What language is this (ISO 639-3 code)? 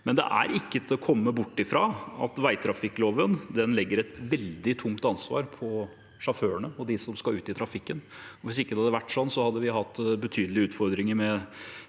nor